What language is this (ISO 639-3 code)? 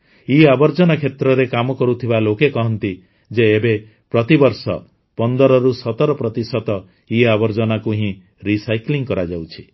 ori